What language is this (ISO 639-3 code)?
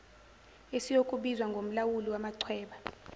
zul